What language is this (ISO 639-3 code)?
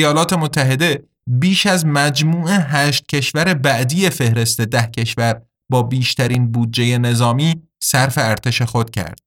fas